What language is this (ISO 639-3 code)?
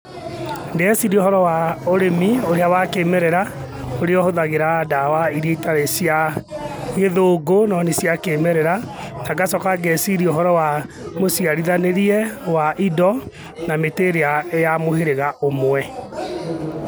kik